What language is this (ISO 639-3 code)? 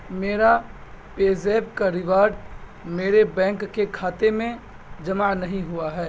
urd